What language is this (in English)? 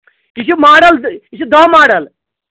Kashmiri